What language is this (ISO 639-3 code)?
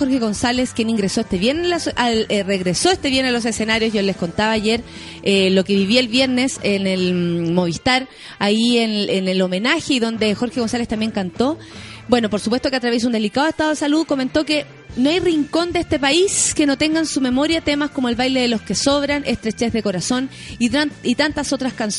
spa